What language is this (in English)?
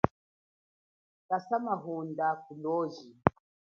Chokwe